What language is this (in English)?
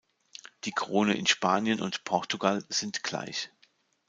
German